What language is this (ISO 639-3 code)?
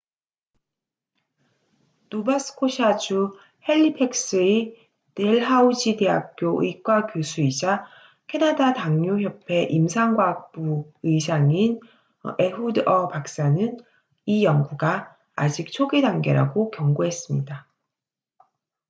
kor